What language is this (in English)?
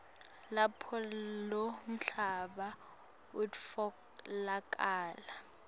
Swati